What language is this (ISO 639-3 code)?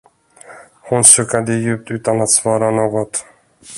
swe